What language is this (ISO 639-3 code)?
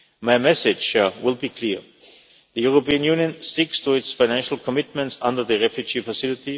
eng